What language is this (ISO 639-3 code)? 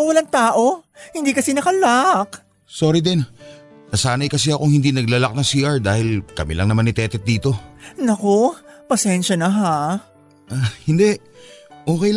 fil